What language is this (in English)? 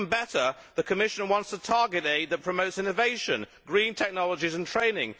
English